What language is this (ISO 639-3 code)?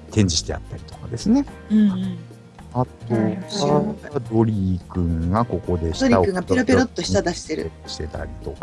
jpn